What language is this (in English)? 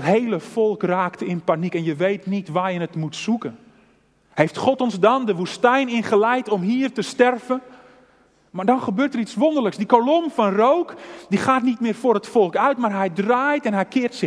Dutch